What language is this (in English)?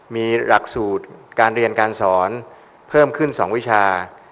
Thai